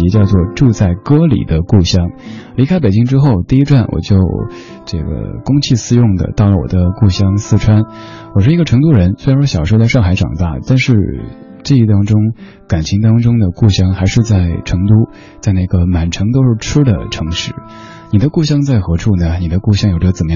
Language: Chinese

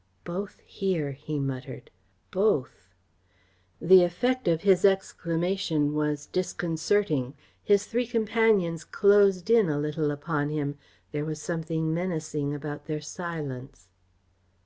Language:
English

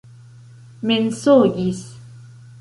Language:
Esperanto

